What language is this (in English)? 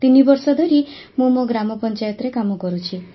Odia